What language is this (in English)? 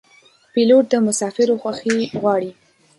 Pashto